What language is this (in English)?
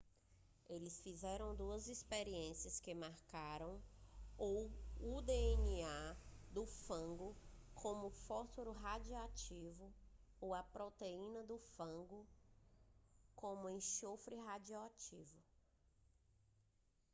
Portuguese